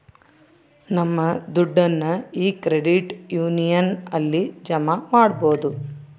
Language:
Kannada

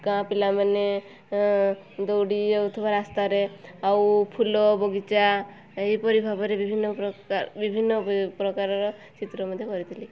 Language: Odia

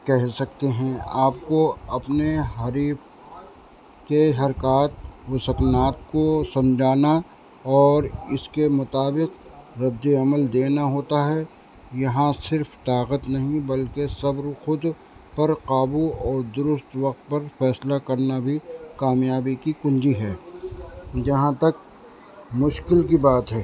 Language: Urdu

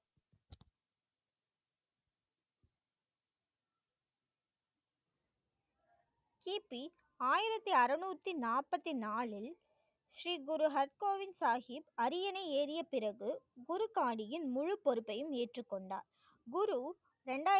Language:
Tamil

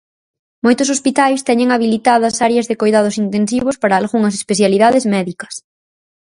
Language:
Galician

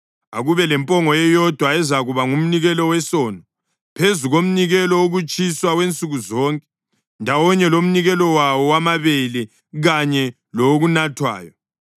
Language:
North Ndebele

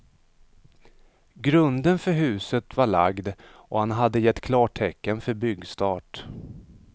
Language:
Swedish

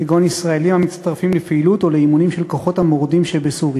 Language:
Hebrew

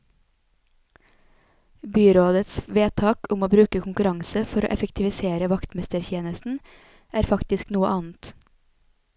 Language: Norwegian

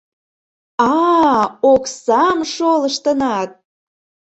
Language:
Mari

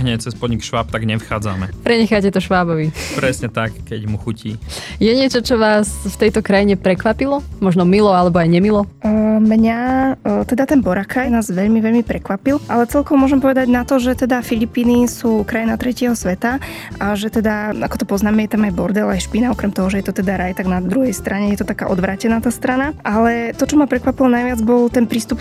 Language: Slovak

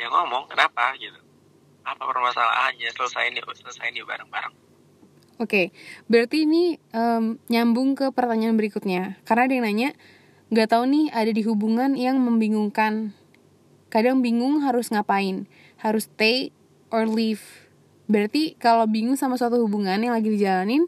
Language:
Indonesian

